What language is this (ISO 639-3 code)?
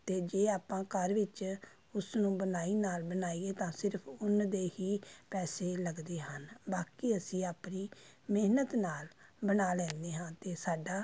pan